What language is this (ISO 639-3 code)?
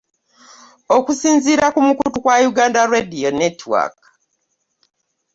lug